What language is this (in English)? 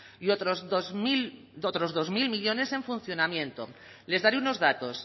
Spanish